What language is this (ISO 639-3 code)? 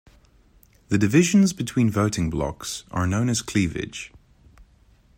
eng